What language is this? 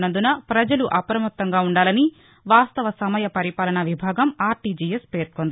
Telugu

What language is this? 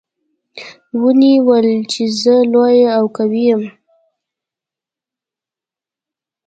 Pashto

